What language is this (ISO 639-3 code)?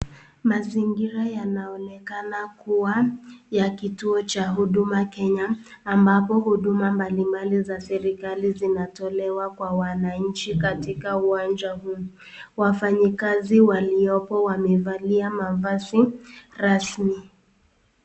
swa